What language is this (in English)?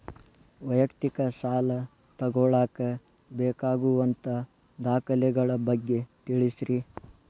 Kannada